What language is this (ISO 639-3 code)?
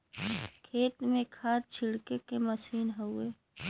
bho